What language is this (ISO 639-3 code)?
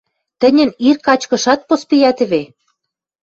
mrj